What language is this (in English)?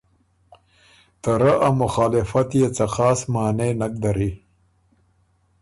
Ormuri